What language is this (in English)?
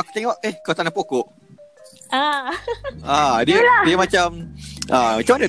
Malay